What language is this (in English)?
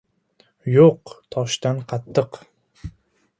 Uzbek